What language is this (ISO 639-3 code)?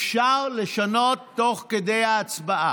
heb